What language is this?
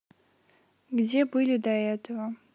Russian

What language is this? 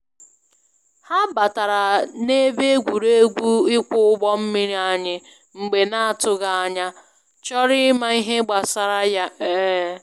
Igbo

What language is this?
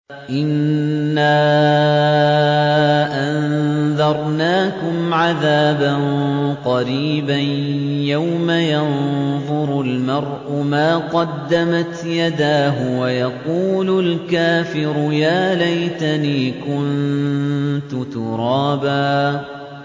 Arabic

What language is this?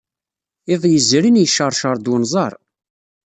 Kabyle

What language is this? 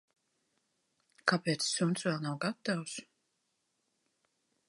Latvian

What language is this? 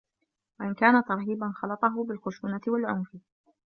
Arabic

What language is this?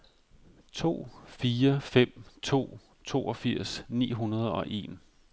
Danish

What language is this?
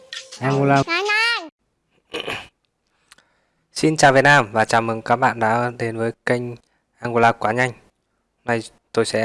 Vietnamese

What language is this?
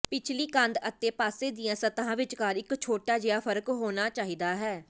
Punjabi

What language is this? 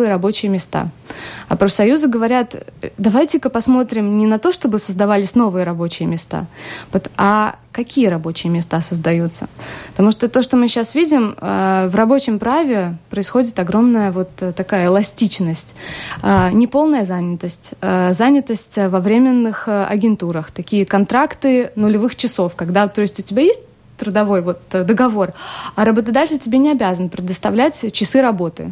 Russian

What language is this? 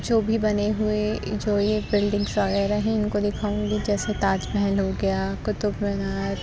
Urdu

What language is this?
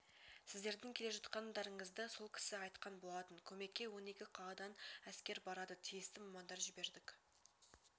Kazakh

